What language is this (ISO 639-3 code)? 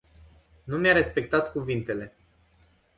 ron